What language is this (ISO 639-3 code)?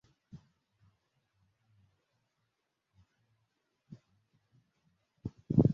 swa